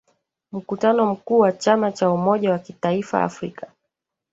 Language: Swahili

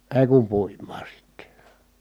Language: Finnish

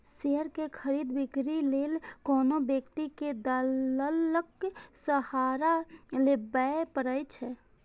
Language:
Maithili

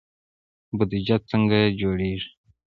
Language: Pashto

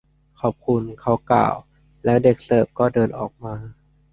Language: Thai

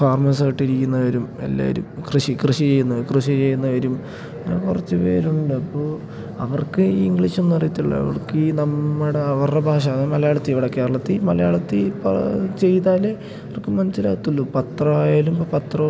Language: Malayalam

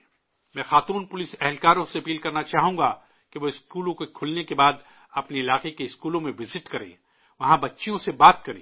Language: Urdu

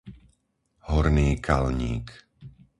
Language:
Slovak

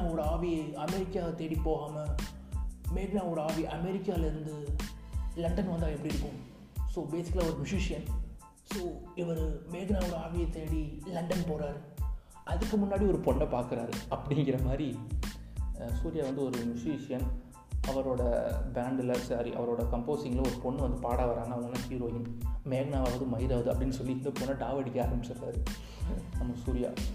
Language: Tamil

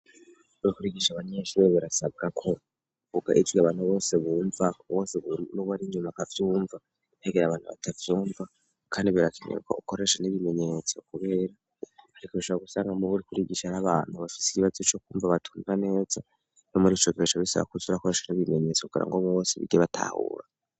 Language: Rundi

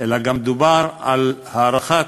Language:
Hebrew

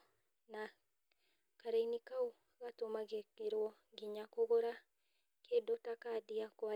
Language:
Kikuyu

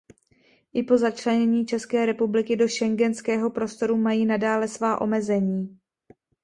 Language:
Czech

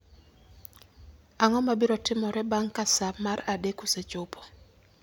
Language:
Luo (Kenya and Tanzania)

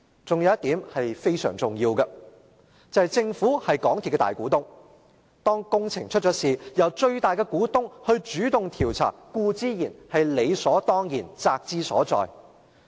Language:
Cantonese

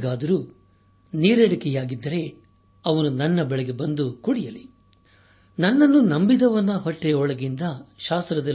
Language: Kannada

